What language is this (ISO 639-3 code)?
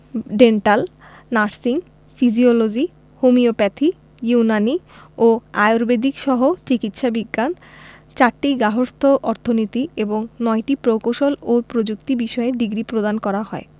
ben